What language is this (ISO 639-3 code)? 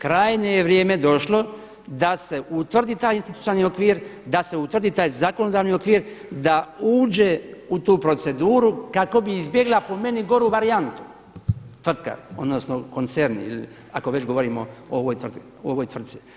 hrv